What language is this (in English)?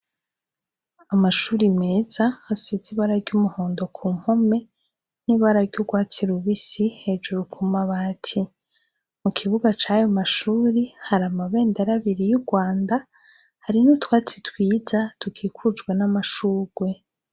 Rundi